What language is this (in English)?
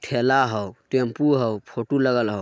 Magahi